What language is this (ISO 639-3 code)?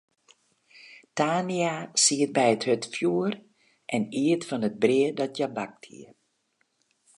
fry